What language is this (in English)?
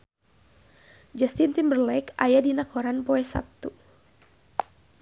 Sundanese